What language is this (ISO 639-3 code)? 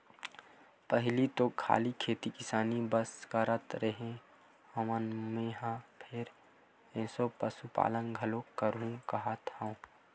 hne